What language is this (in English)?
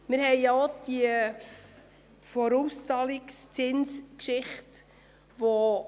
Swiss German